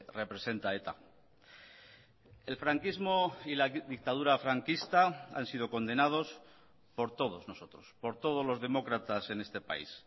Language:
Spanish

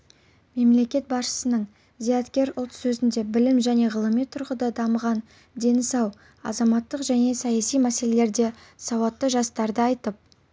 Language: Kazakh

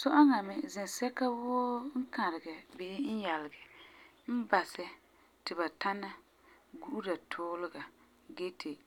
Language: Frafra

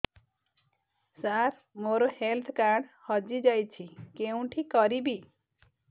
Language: Odia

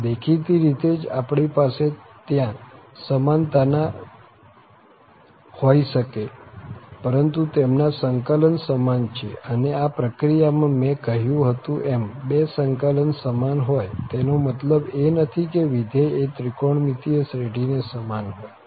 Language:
Gujarati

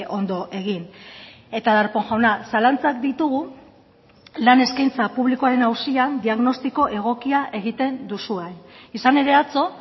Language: Basque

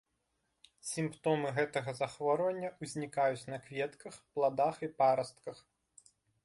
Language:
Belarusian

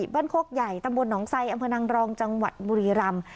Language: Thai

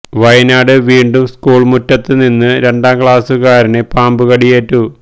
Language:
Malayalam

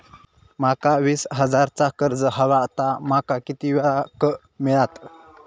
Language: Marathi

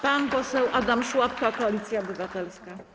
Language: Polish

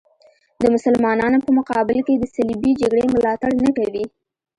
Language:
Pashto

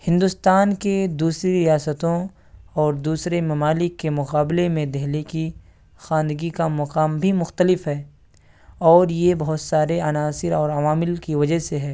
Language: Urdu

